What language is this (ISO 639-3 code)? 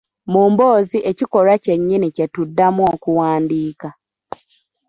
lug